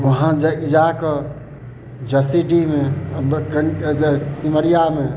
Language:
Maithili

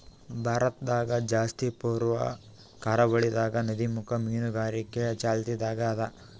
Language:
Kannada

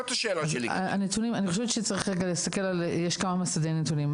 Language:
Hebrew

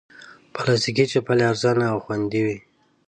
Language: Pashto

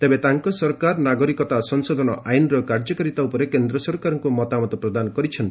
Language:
Odia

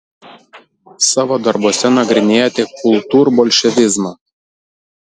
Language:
Lithuanian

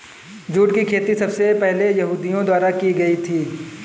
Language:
Hindi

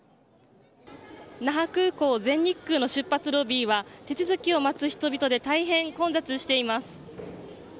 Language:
Japanese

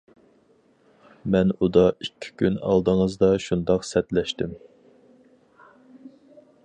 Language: Uyghur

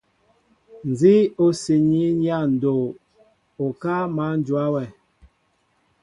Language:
Mbo (Cameroon)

